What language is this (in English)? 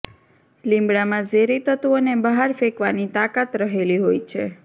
Gujarati